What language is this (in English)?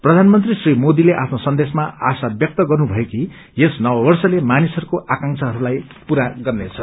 Nepali